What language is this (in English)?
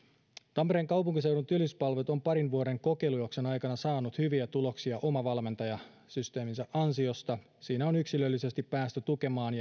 Finnish